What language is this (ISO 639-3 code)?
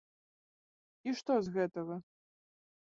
bel